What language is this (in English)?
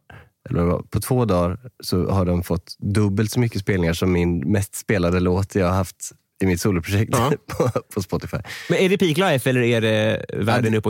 Swedish